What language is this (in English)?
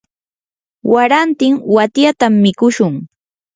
Yanahuanca Pasco Quechua